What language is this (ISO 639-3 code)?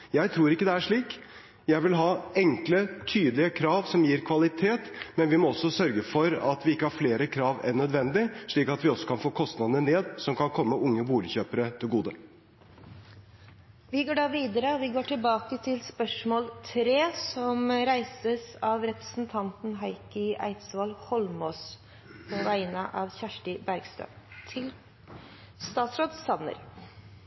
nor